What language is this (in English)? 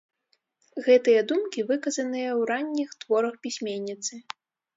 Belarusian